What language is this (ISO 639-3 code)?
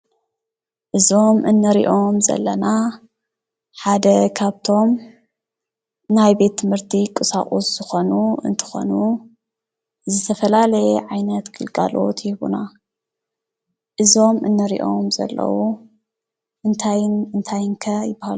tir